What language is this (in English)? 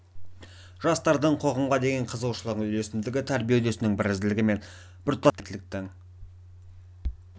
Kazakh